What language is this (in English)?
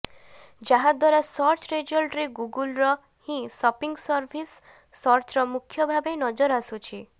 Odia